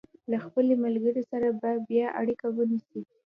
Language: Pashto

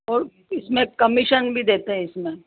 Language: Hindi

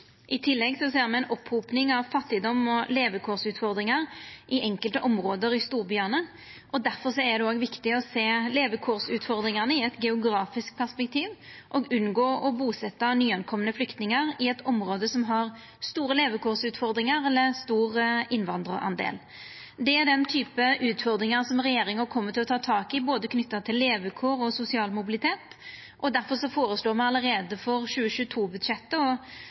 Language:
Norwegian Nynorsk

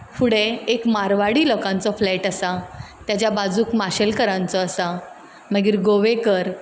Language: Konkani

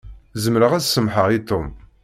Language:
Kabyle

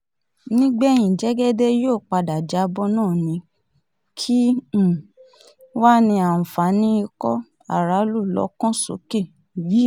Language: Yoruba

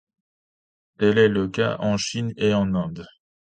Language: French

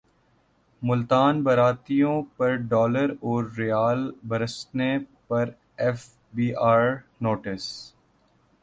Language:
Urdu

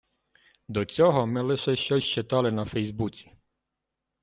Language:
Ukrainian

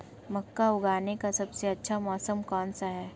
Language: Hindi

